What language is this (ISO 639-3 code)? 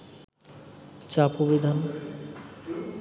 ben